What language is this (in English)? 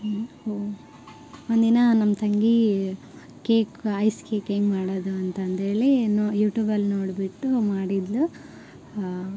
Kannada